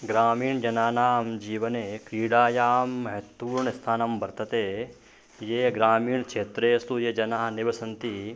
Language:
Sanskrit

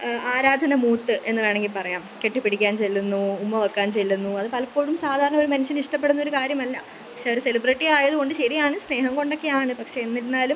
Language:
Malayalam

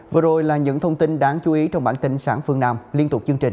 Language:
Vietnamese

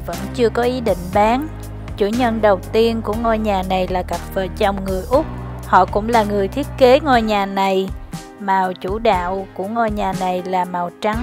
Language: Vietnamese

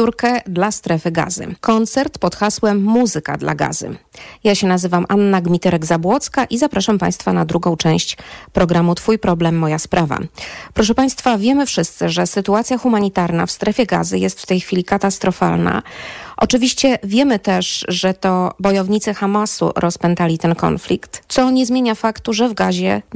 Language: Polish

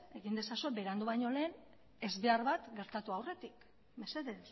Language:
Basque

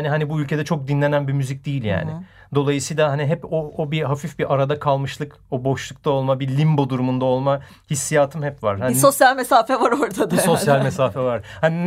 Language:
Turkish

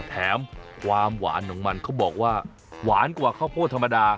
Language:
Thai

